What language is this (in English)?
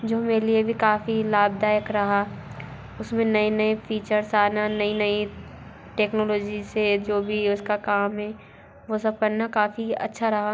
Hindi